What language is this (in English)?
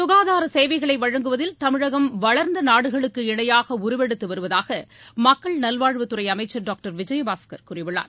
Tamil